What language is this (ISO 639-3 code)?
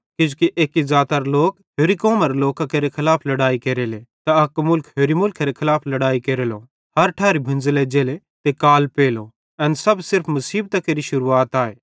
bhd